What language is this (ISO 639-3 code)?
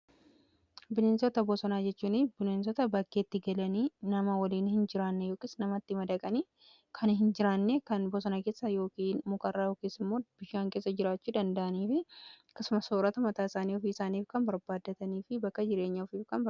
orm